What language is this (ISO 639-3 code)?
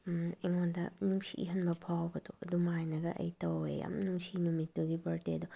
mni